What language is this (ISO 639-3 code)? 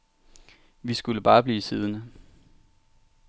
dan